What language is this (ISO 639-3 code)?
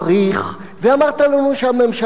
heb